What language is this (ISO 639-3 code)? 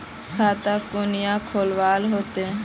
mag